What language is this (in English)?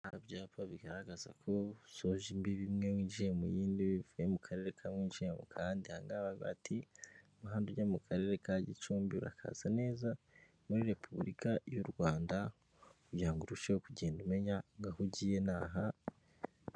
Kinyarwanda